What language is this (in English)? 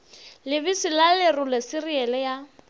Northern Sotho